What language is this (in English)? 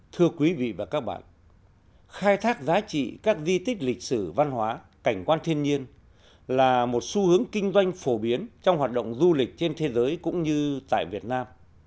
Vietnamese